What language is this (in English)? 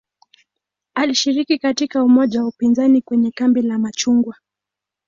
Swahili